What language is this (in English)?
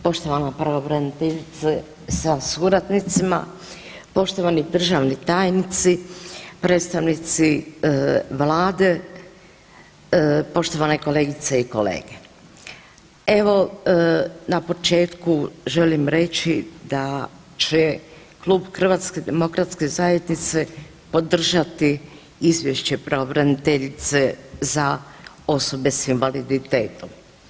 Croatian